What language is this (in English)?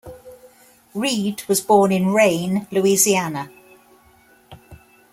English